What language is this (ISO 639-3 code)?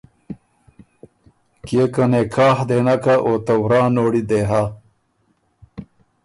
oru